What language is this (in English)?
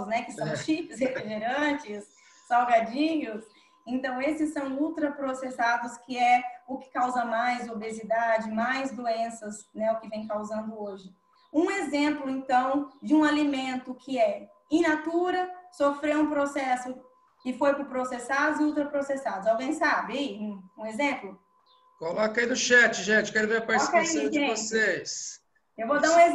Portuguese